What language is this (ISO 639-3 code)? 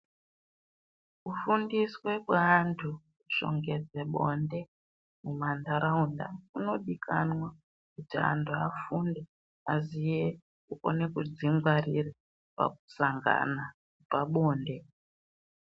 ndc